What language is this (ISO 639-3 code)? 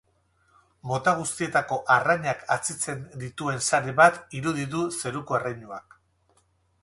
eus